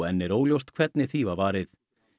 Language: Icelandic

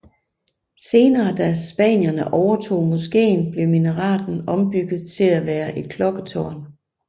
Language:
Danish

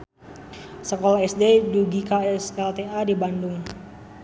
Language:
Sundanese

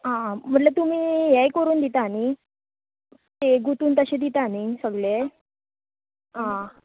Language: Konkani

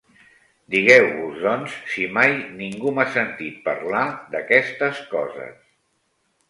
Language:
Catalan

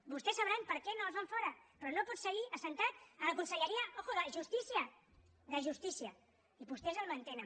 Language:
Catalan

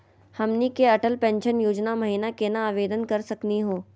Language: Magahi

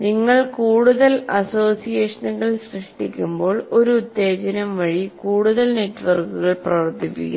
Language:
Malayalam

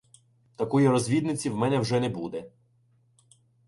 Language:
Ukrainian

